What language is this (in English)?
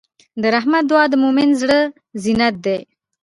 Pashto